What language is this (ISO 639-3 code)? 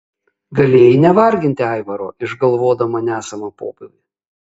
lit